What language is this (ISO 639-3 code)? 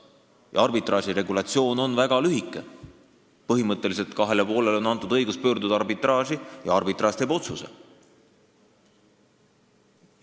est